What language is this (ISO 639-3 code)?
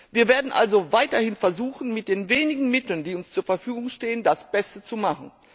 deu